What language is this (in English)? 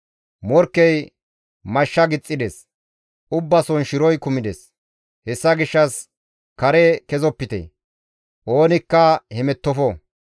Gamo